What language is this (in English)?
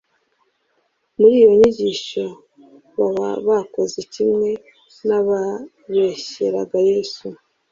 Kinyarwanda